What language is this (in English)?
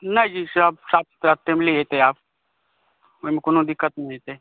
Maithili